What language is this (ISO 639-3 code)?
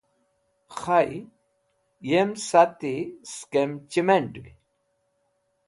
wbl